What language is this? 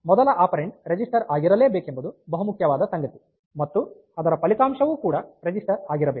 Kannada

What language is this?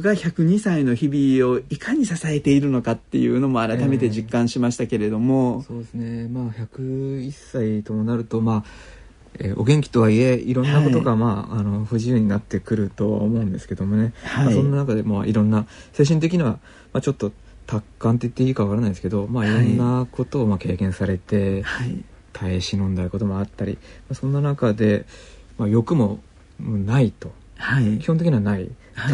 Japanese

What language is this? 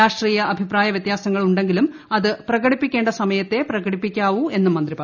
Malayalam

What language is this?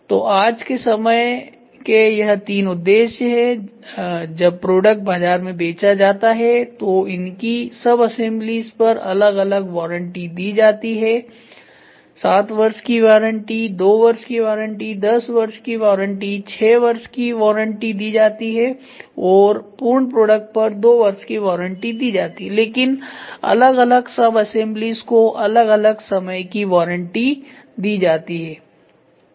Hindi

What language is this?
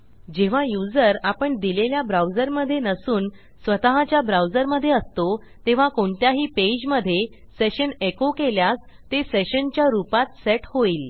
Marathi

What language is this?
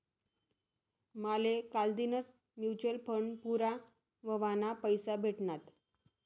Marathi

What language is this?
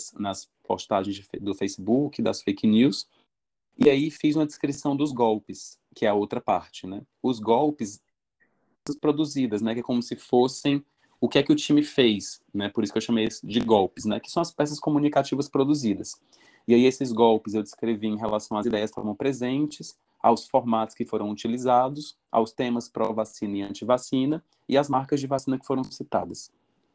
Portuguese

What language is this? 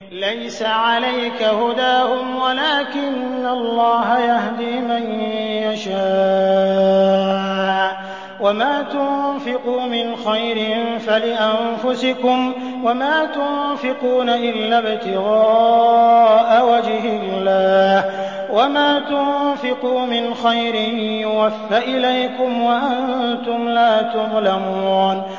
Arabic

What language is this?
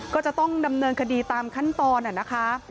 Thai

